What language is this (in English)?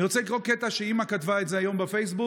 Hebrew